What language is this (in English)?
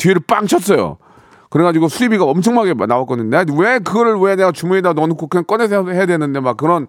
Korean